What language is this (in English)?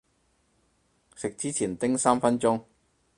Cantonese